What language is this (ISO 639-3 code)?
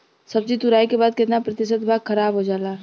bho